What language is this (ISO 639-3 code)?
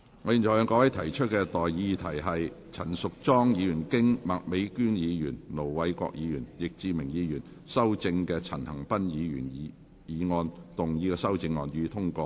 yue